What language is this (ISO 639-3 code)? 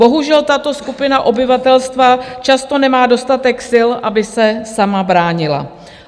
ces